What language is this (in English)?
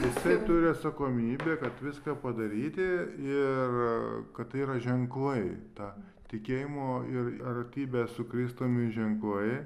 Lithuanian